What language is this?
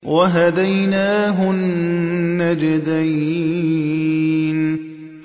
Arabic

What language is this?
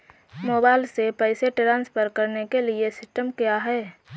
Hindi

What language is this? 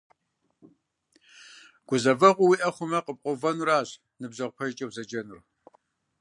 Kabardian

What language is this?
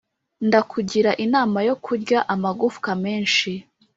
Kinyarwanda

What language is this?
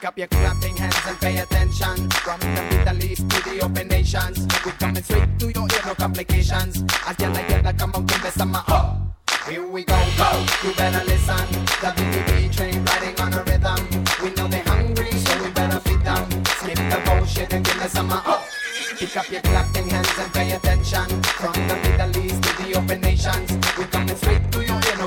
Turkish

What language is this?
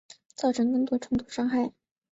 Chinese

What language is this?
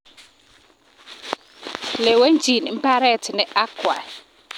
Kalenjin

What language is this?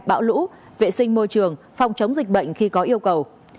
Vietnamese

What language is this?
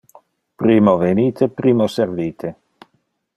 Interlingua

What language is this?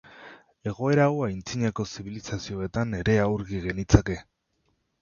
Basque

